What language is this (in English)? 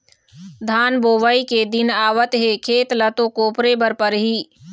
Chhattisgarhi